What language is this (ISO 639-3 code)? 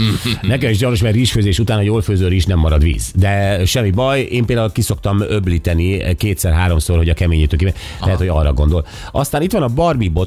hun